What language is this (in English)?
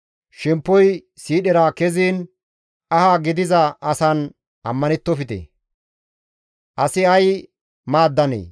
Gamo